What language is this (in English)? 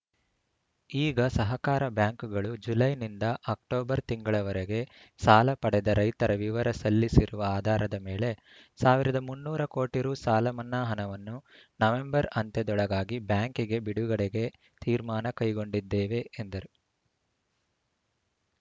Kannada